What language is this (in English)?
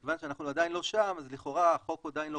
Hebrew